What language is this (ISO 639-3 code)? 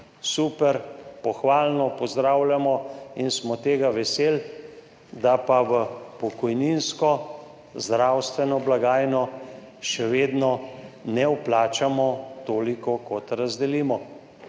slv